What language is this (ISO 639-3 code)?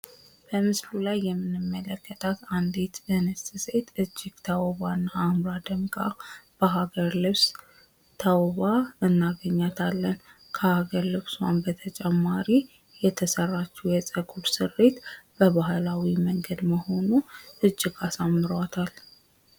amh